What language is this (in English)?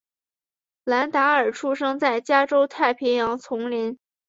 Chinese